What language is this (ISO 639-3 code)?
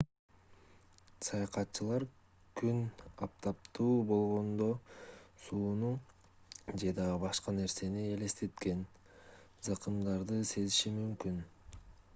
kir